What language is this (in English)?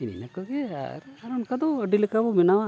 Santali